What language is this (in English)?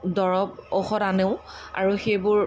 Assamese